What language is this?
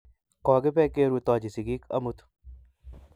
Kalenjin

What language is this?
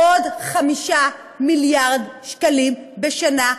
Hebrew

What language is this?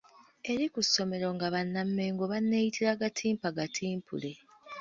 Ganda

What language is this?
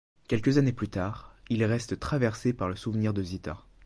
French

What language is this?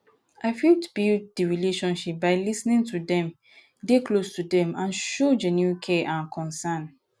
Nigerian Pidgin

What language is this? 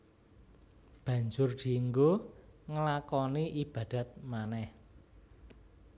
Javanese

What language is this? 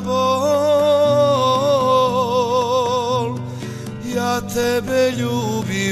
Romanian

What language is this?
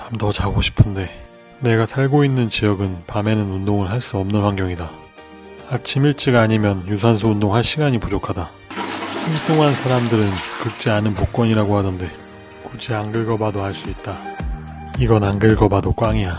Korean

